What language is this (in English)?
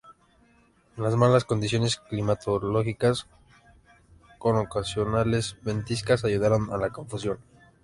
Spanish